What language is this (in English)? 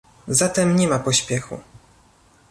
Polish